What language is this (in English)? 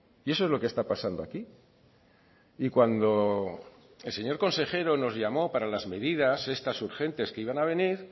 Spanish